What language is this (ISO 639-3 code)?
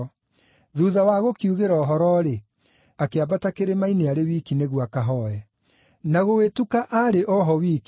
kik